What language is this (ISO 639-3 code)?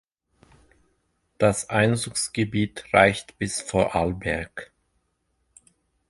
deu